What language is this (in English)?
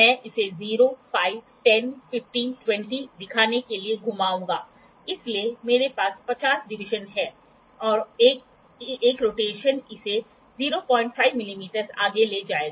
Hindi